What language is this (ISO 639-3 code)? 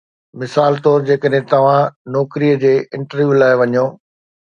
snd